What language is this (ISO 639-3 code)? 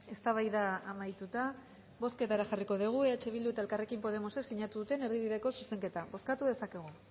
eus